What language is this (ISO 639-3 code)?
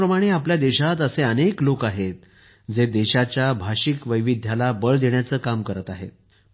mar